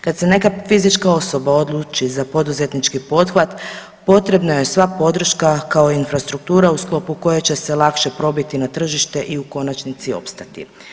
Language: Croatian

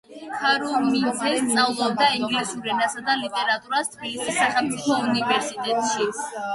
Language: Georgian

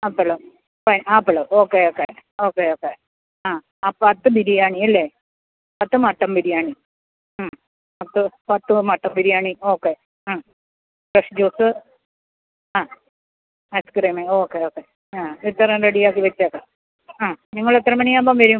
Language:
Malayalam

